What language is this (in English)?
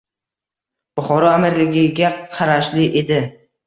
Uzbek